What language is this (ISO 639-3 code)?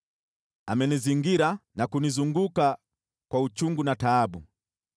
swa